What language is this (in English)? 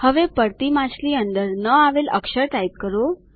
Gujarati